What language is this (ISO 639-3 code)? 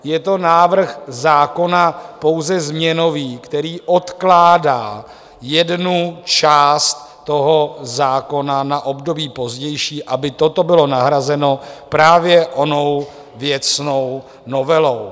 ces